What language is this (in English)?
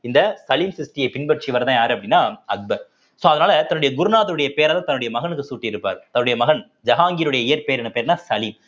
Tamil